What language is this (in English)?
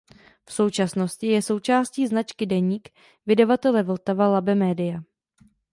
Czech